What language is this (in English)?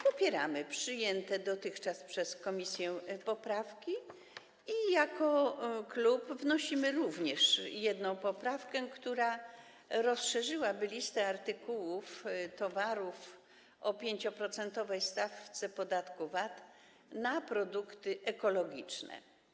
Polish